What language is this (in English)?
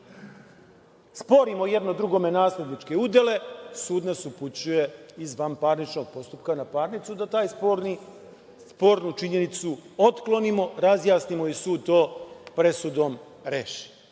Serbian